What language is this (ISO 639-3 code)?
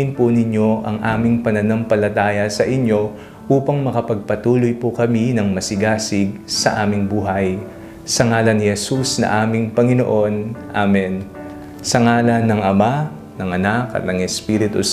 fil